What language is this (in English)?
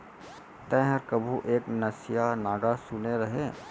Chhattisgarhi